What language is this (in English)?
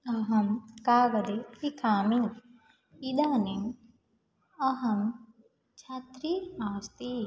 Sanskrit